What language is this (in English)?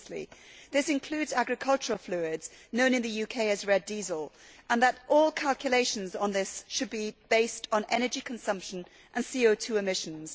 English